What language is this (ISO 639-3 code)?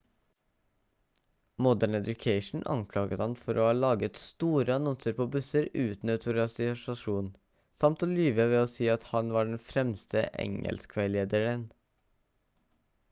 nob